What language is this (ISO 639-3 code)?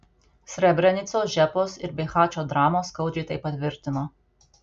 lit